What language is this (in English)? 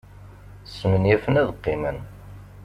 Kabyle